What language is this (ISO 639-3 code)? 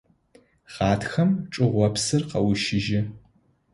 ady